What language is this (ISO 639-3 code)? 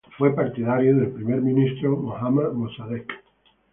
spa